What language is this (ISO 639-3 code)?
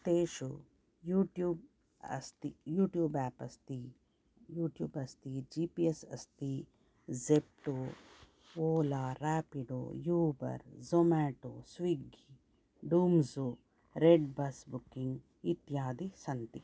san